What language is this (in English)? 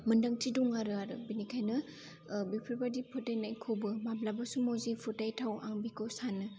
Bodo